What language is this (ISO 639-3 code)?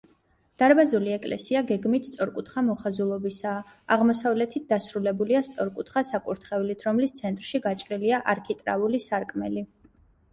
kat